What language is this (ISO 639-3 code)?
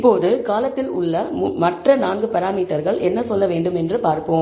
tam